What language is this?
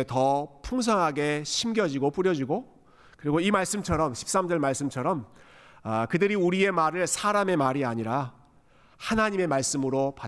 Korean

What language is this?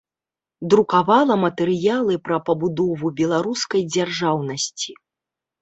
Belarusian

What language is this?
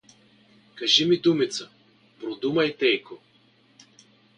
Bulgarian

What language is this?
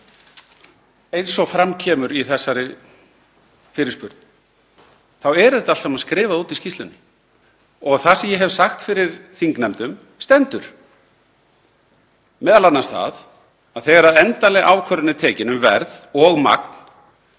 Icelandic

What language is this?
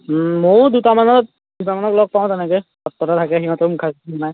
Assamese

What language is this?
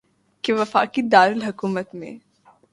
Urdu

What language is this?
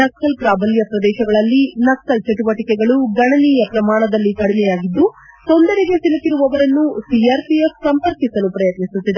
Kannada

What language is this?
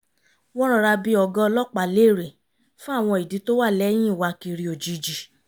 Yoruba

